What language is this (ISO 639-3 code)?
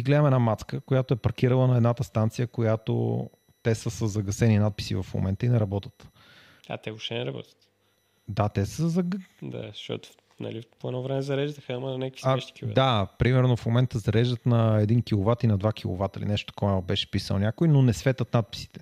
bul